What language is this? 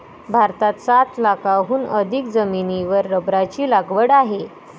Marathi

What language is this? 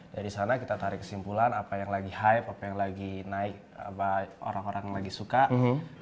Indonesian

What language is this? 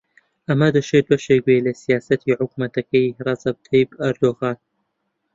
Central Kurdish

